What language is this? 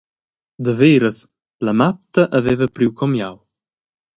Romansh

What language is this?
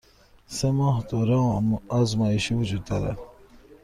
Persian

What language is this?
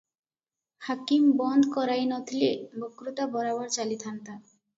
Odia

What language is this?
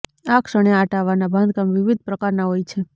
Gujarati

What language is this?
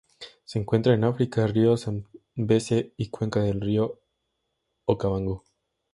Spanish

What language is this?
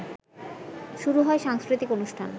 Bangla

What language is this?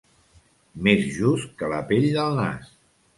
Catalan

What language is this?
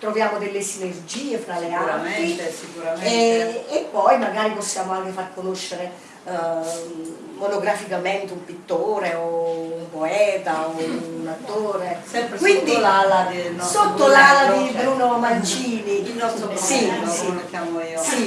Italian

